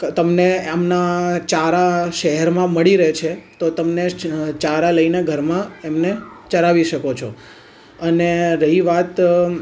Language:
Gujarati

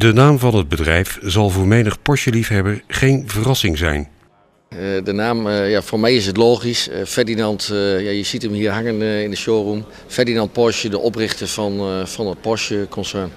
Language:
Dutch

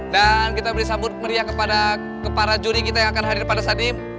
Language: Indonesian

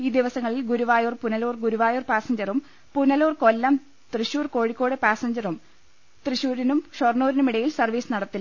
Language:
Malayalam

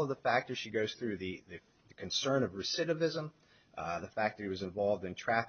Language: English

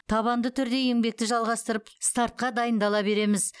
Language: Kazakh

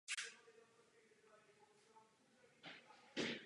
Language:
Czech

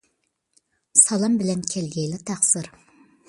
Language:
Uyghur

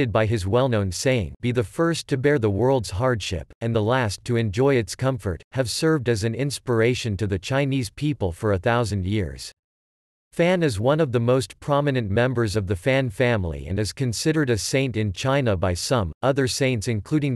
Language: English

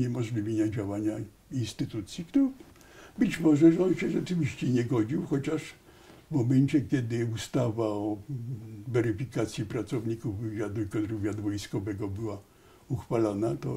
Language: Polish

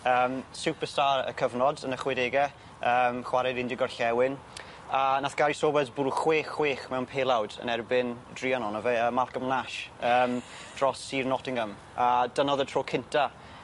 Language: Welsh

